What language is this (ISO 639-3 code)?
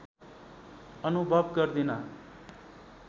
nep